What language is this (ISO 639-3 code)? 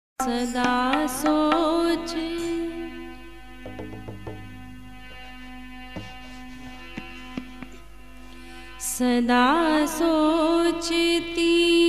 hin